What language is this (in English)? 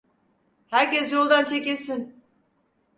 Turkish